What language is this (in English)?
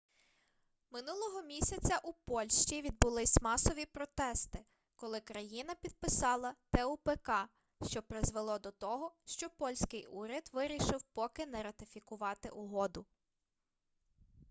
Ukrainian